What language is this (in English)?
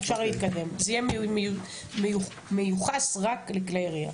Hebrew